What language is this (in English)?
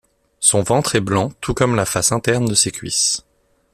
French